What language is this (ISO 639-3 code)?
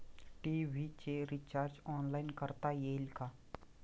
mar